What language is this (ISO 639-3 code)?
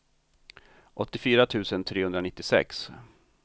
swe